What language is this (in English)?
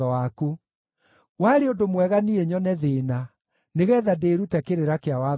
Kikuyu